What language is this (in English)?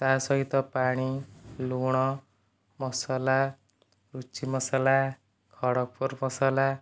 Odia